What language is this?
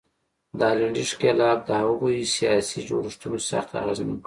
Pashto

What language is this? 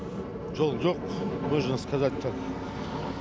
Kazakh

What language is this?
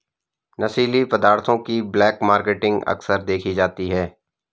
Hindi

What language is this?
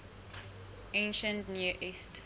Southern Sotho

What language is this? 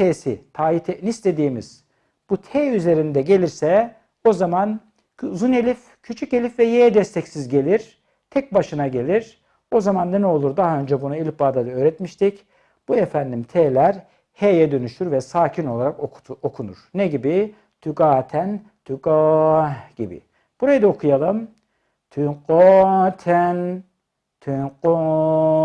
Turkish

